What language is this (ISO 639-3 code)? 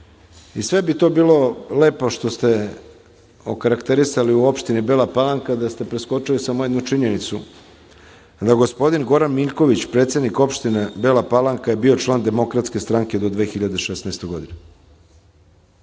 srp